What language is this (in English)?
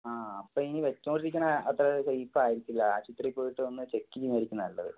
Malayalam